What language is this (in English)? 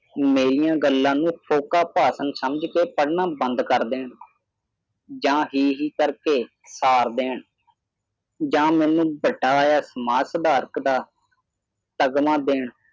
Punjabi